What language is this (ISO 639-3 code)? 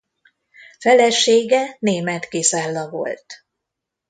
hun